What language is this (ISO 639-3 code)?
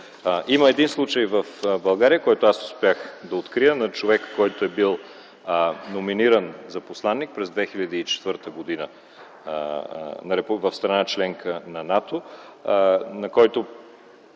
bul